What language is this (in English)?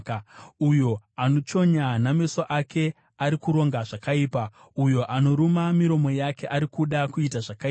Shona